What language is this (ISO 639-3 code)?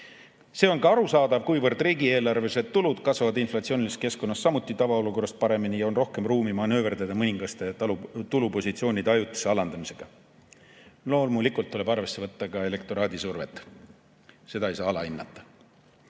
est